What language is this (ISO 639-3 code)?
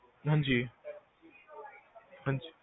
pan